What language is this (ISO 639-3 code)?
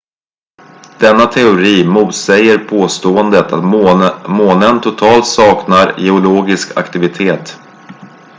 swe